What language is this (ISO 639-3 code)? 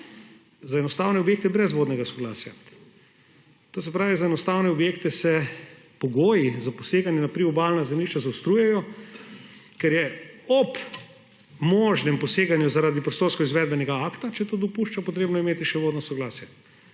slv